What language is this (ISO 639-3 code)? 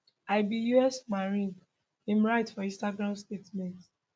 pcm